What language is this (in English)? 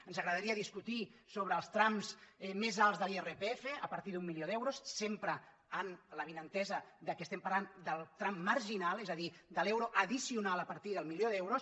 Catalan